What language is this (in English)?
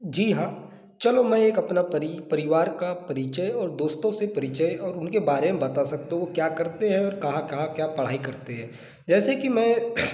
Hindi